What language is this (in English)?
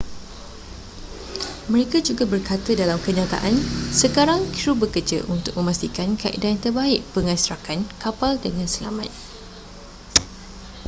Malay